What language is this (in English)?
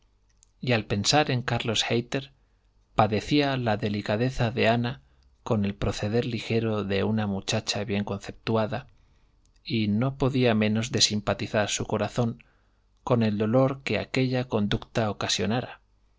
Spanish